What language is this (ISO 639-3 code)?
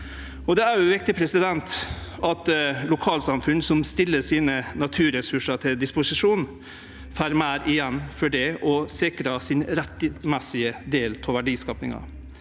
nor